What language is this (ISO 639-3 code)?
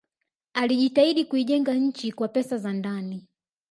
swa